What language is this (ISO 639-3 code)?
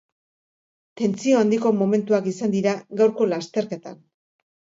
eus